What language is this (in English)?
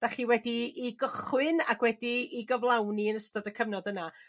Welsh